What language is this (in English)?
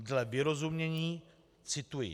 Czech